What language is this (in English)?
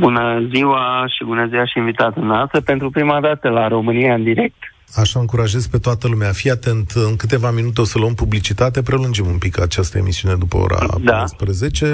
Romanian